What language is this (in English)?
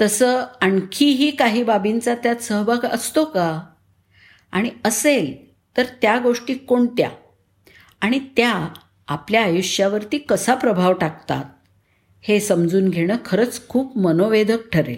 Marathi